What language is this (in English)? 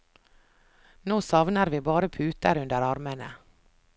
Norwegian